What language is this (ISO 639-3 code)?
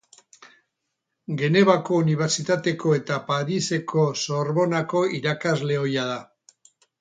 eus